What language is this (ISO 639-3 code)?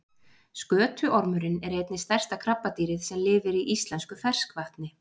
isl